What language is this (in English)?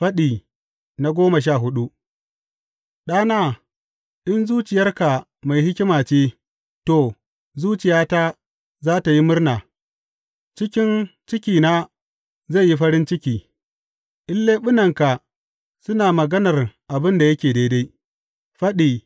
Hausa